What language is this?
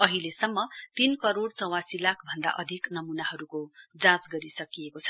Nepali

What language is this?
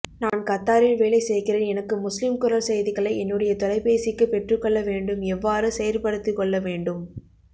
Tamil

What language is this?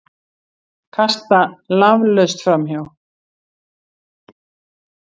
Icelandic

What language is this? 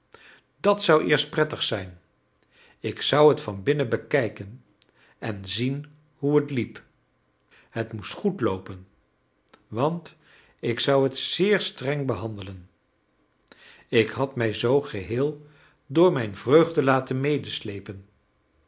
Dutch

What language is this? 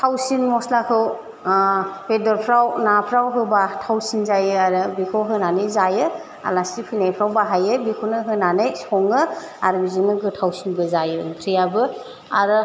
Bodo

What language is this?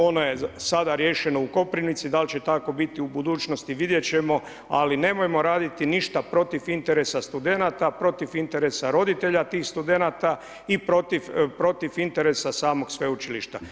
Croatian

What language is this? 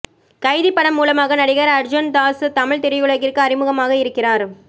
Tamil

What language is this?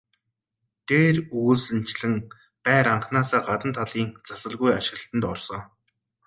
Mongolian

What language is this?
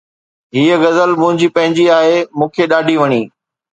Sindhi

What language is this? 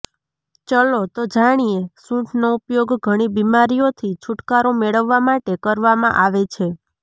Gujarati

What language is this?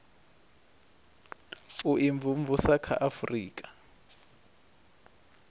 Venda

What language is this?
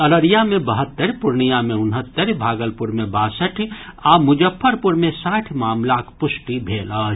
Maithili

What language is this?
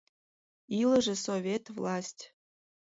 Mari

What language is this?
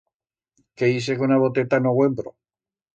Aragonese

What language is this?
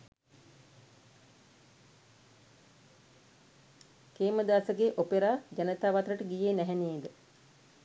Sinhala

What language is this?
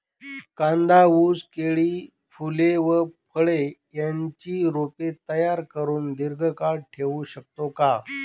Marathi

